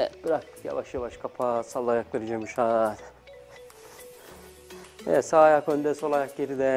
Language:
Turkish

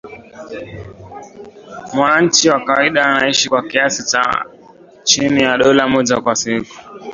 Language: Swahili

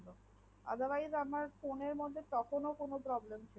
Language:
Bangla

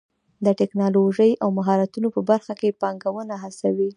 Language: Pashto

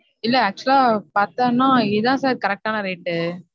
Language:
Tamil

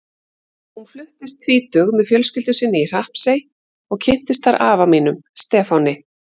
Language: Icelandic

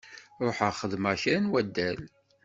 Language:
Kabyle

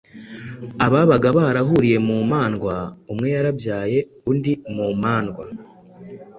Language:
Kinyarwanda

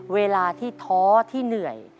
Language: Thai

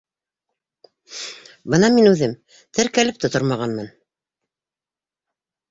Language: Bashkir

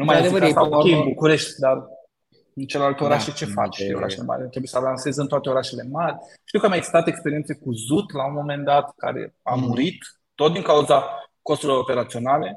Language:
Romanian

